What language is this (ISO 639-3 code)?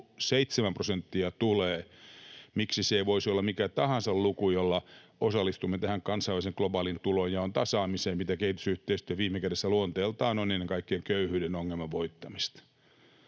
fin